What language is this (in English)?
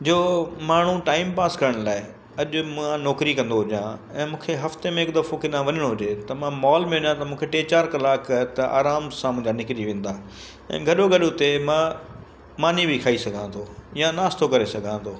Sindhi